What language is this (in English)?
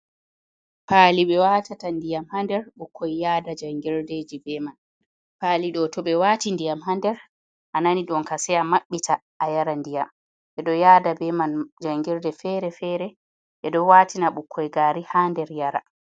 Fula